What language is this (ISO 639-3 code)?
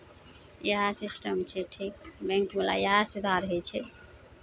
mai